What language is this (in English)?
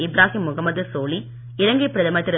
Tamil